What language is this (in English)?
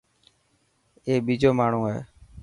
Dhatki